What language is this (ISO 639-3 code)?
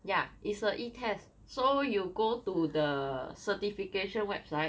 eng